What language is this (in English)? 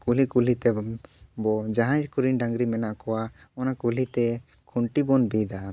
Santali